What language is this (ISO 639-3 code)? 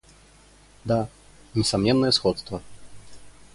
rus